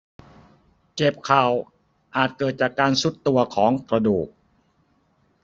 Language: Thai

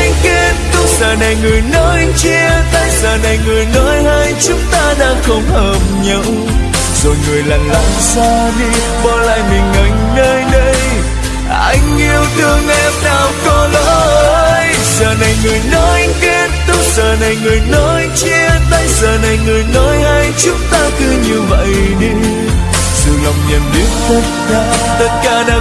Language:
Vietnamese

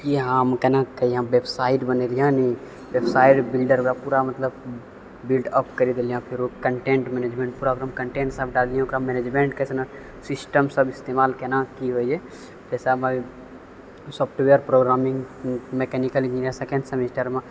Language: Maithili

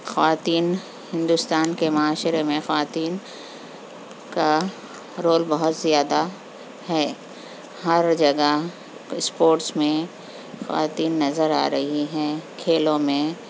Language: Urdu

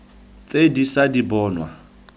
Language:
Tswana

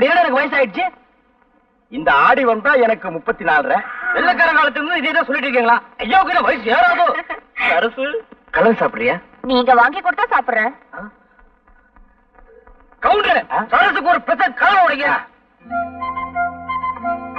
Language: Tamil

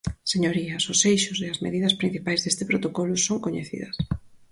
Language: Galician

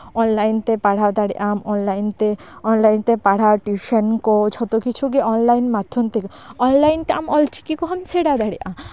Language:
Santali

